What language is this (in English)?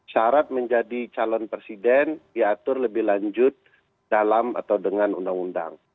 Indonesian